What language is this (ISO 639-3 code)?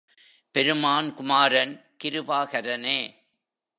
tam